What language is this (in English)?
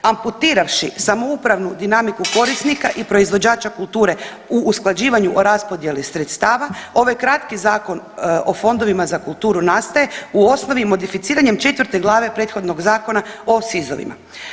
Croatian